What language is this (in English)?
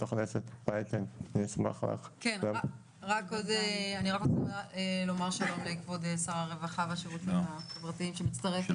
Hebrew